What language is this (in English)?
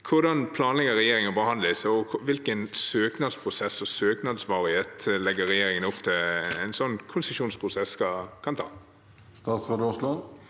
Norwegian